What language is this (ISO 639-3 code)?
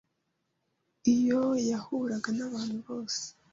kin